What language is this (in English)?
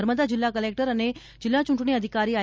Gujarati